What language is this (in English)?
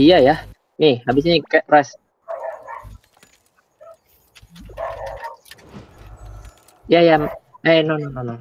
Indonesian